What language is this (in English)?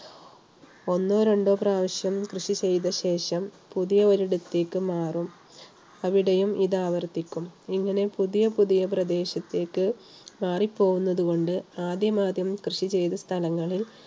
Malayalam